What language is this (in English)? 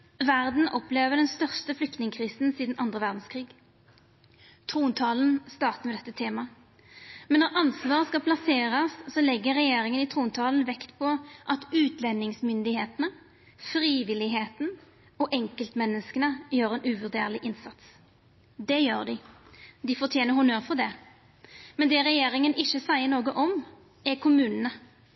Norwegian Nynorsk